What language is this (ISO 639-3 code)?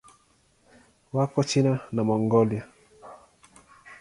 swa